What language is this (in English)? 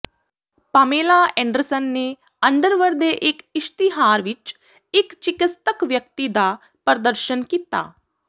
Punjabi